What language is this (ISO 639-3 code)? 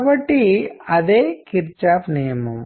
tel